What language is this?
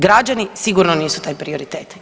Croatian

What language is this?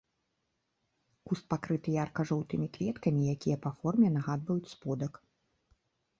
Belarusian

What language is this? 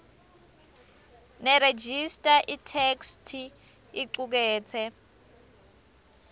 Swati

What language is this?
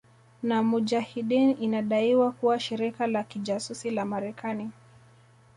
Swahili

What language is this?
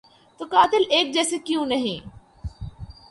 Urdu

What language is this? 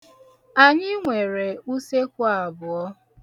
Igbo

